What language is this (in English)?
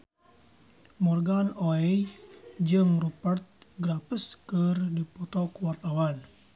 Sundanese